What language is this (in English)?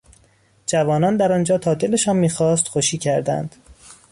Persian